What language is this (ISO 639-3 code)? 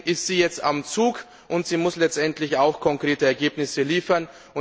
deu